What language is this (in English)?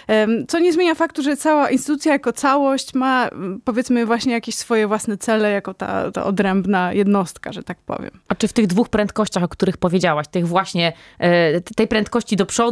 Polish